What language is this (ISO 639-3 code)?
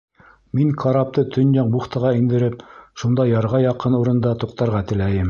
bak